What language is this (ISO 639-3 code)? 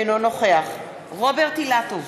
heb